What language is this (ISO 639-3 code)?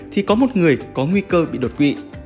vie